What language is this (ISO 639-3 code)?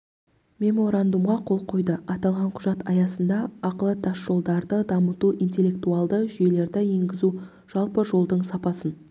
kaz